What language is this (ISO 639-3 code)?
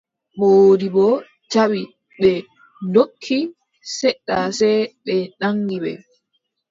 fub